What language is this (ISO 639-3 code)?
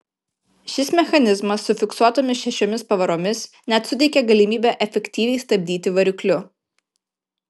lit